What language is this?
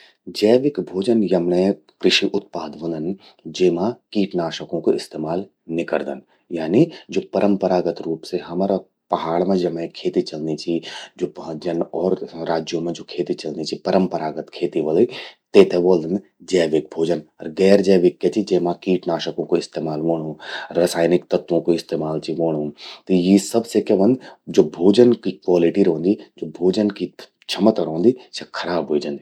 Garhwali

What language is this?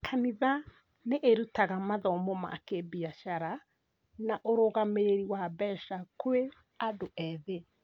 Kikuyu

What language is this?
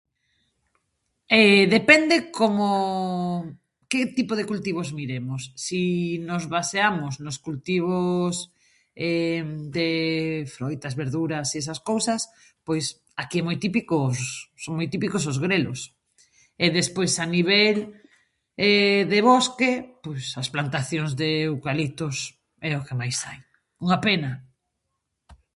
Galician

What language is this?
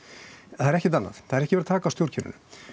Icelandic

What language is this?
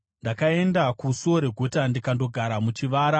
Shona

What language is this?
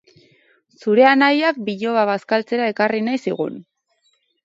Basque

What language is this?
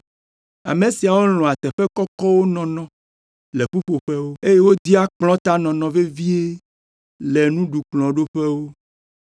Ewe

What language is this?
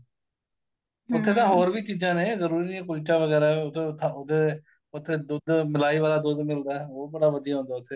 Punjabi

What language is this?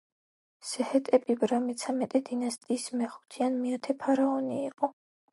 Georgian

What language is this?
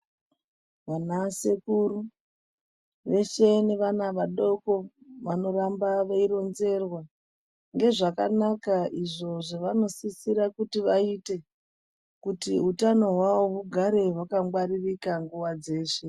Ndau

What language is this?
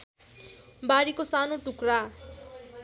Nepali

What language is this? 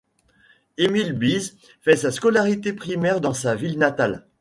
French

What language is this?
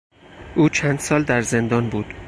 Persian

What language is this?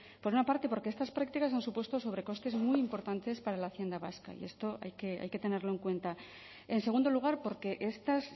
Spanish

